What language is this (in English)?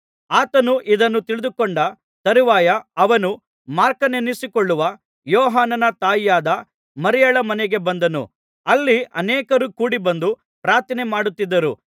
Kannada